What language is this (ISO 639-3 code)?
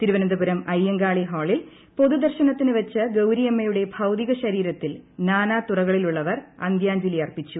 mal